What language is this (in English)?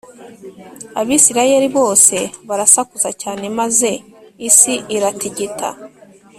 Kinyarwanda